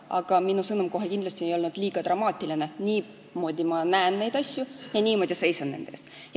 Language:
Estonian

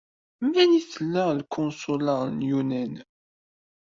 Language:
Kabyle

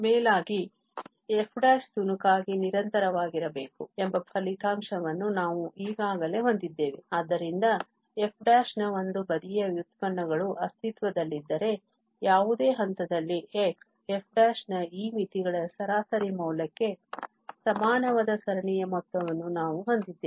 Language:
Kannada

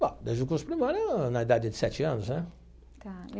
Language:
Portuguese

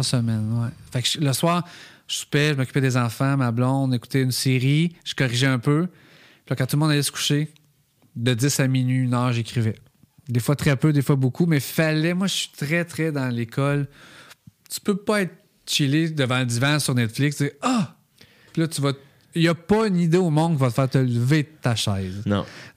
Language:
French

